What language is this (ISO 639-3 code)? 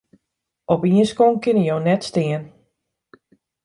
fry